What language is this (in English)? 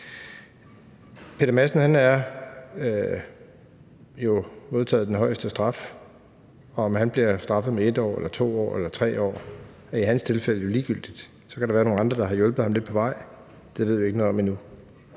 Danish